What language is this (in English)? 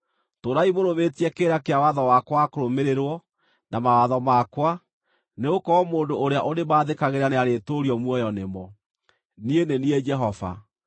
Kikuyu